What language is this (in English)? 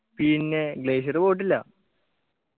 Malayalam